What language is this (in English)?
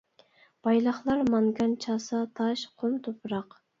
Uyghur